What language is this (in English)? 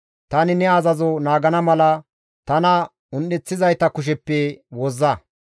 Gamo